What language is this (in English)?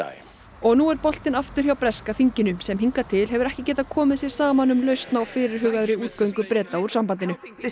Icelandic